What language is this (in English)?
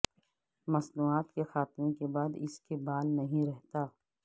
Urdu